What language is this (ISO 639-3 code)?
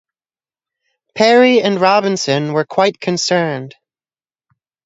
eng